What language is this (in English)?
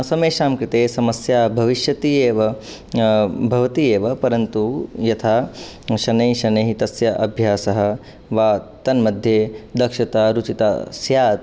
Sanskrit